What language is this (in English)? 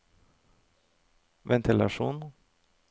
Norwegian